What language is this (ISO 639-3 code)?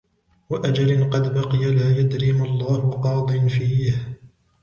ara